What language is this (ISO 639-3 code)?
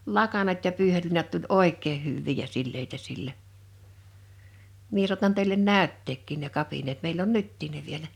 fin